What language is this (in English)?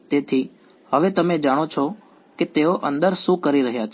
Gujarati